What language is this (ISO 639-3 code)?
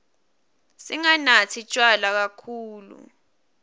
ssw